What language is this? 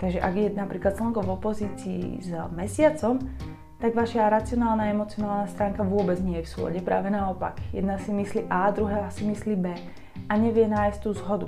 Slovak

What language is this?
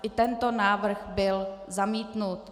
Czech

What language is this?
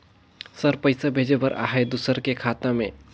Chhattisgarhi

